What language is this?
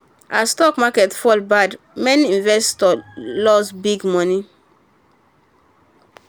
Nigerian Pidgin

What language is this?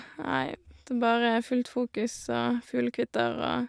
Norwegian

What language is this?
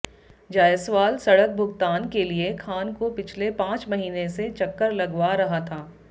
Hindi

